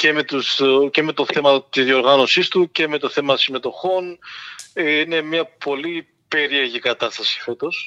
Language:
Greek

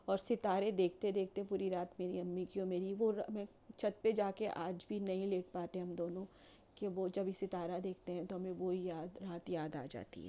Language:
Urdu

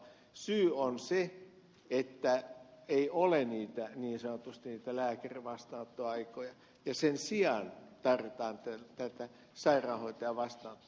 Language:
Finnish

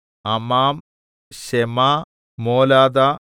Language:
Malayalam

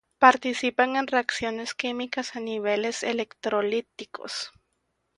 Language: Spanish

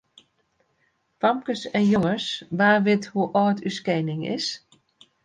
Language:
Western Frisian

